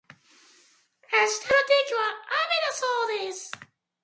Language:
Japanese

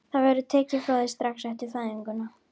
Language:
Icelandic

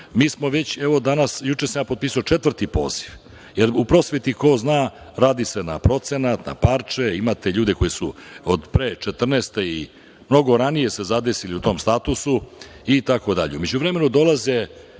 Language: Serbian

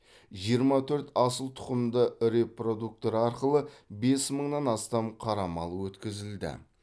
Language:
Kazakh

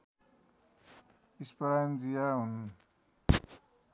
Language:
Nepali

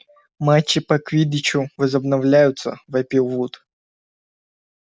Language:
Russian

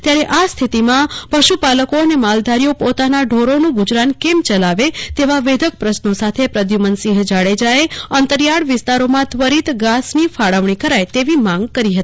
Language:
Gujarati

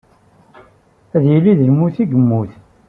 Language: Kabyle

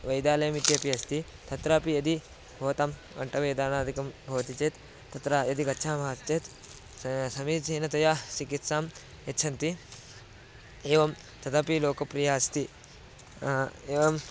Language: Sanskrit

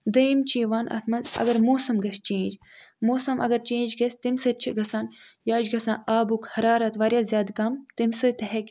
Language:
Kashmiri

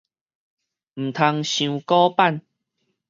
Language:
Min Nan Chinese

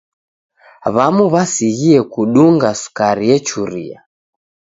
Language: Taita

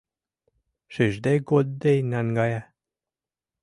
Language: Mari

